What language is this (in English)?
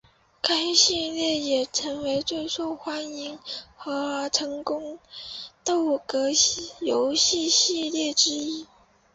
Chinese